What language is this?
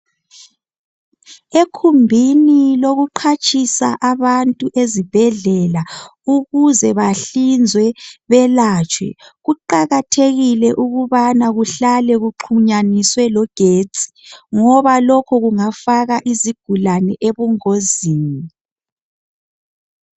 North Ndebele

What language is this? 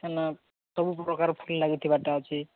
Odia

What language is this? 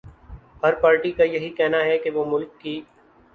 Urdu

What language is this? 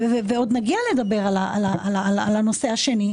Hebrew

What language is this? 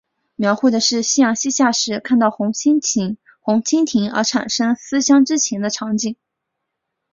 Chinese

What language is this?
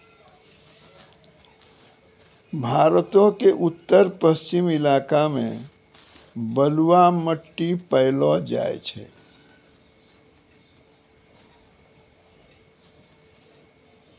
Maithili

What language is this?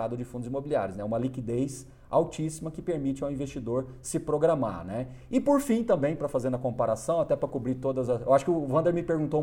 Portuguese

